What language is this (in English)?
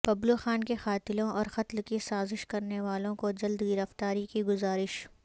Urdu